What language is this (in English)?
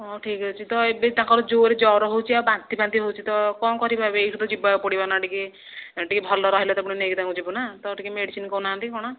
Odia